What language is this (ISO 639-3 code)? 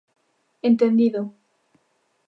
glg